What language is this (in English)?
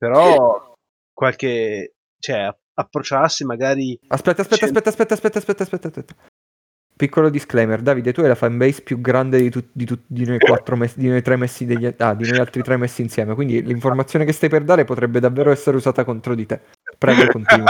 Italian